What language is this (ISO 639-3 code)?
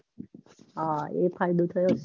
guj